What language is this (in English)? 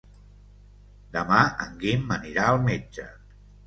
Catalan